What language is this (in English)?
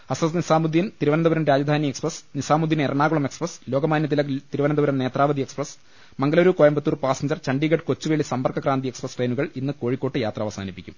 Malayalam